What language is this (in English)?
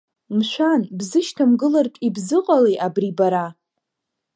Abkhazian